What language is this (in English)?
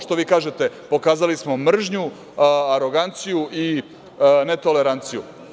Serbian